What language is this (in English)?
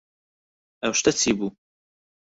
Central Kurdish